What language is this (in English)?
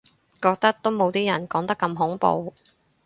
Cantonese